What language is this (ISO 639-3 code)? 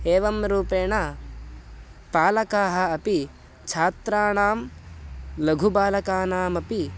san